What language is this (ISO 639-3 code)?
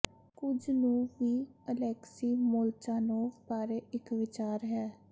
pan